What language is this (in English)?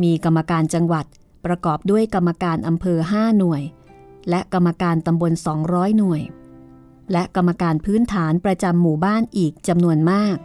Thai